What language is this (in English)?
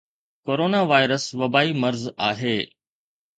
Sindhi